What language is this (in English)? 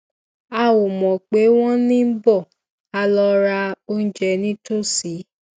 Yoruba